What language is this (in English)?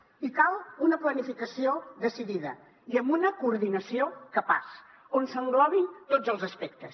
Catalan